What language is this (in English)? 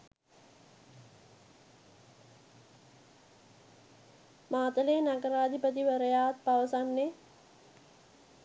Sinhala